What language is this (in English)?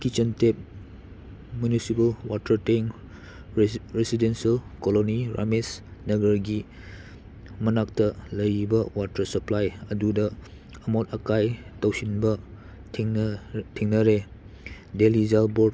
Manipuri